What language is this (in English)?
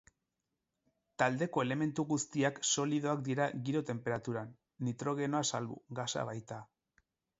Basque